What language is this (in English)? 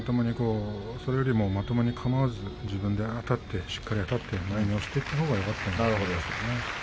Japanese